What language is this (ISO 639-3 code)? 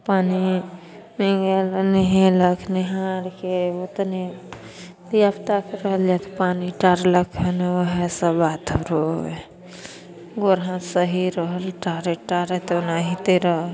mai